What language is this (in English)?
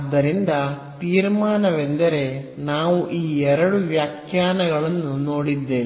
Kannada